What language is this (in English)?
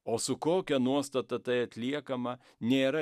Lithuanian